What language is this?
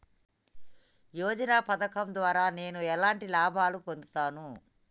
Telugu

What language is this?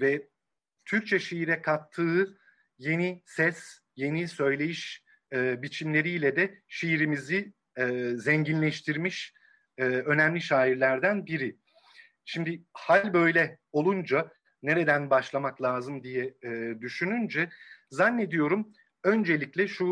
Turkish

